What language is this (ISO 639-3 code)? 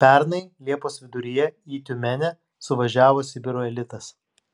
lit